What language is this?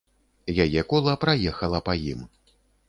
Belarusian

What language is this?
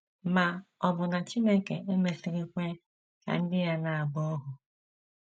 Igbo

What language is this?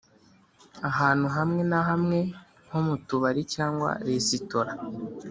Kinyarwanda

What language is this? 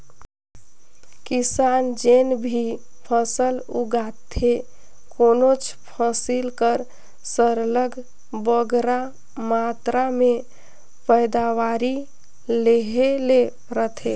Chhattisgarhi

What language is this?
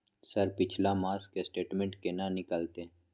Maithili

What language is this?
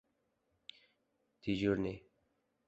Uzbek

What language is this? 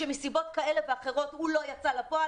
Hebrew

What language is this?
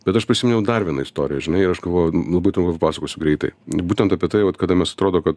Lithuanian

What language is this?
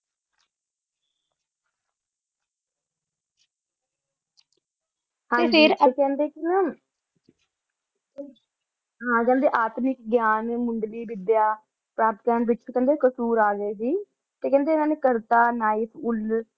Punjabi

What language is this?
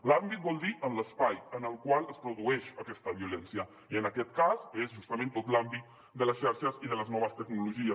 Catalan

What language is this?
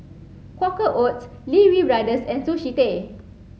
English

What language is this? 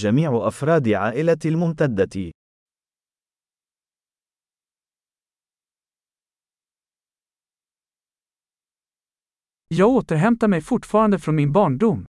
Swedish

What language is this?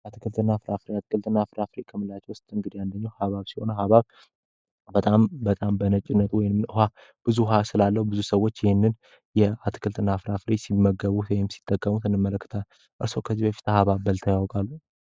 Amharic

